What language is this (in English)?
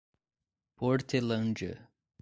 Portuguese